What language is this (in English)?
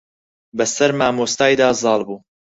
Central Kurdish